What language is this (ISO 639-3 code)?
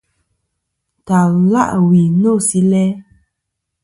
bkm